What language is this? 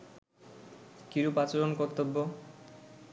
Bangla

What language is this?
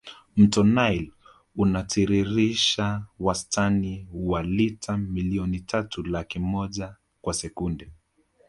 Swahili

